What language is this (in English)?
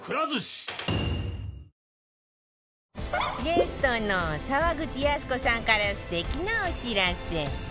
Japanese